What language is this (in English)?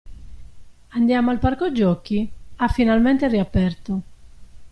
Italian